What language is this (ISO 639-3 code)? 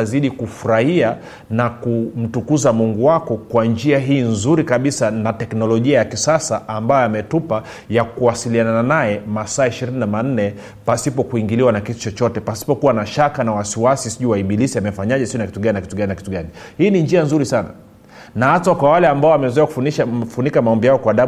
swa